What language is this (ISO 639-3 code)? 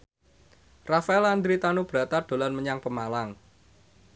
jav